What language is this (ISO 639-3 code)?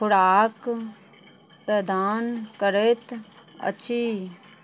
mai